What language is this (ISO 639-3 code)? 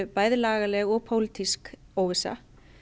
isl